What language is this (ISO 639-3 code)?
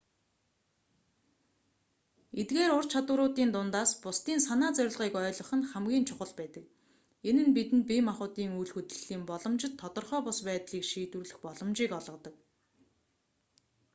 mon